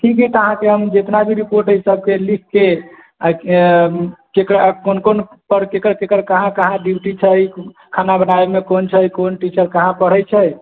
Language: Maithili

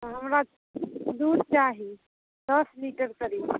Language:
Maithili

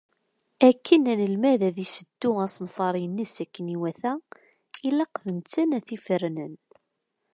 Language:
Kabyle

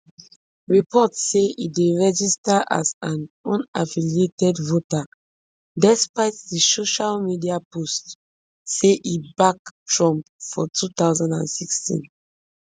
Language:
Nigerian Pidgin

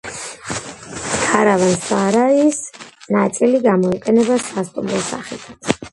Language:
Georgian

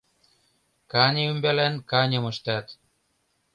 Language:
Mari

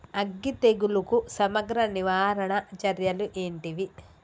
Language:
Telugu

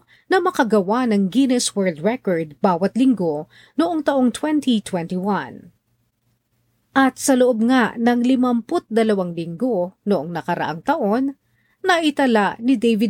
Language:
Filipino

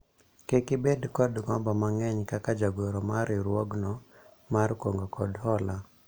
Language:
Luo (Kenya and Tanzania)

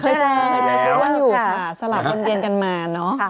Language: Thai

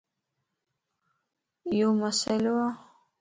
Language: Lasi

